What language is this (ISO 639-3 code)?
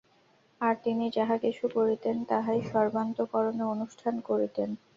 ben